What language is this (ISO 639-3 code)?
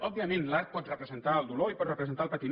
cat